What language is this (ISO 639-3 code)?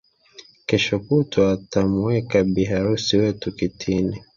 swa